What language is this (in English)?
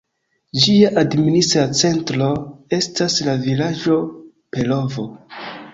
Esperanto